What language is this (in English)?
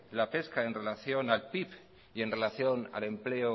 Spanish